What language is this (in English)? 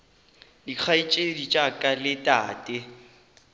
Northern Sotho